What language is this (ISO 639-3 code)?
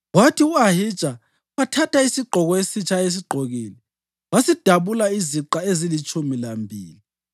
nde